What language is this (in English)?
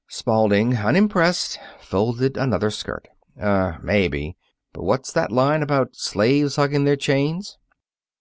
English